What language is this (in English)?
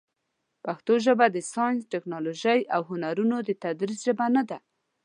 Pashto